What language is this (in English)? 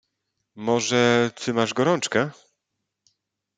Polish